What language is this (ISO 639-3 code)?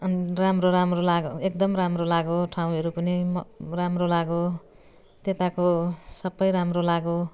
nep